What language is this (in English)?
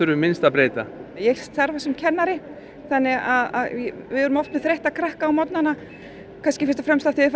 Icelandic